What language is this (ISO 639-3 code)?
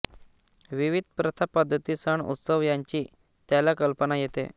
mar